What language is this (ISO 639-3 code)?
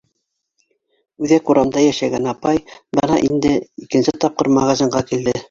bak